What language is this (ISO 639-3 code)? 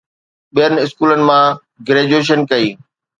snd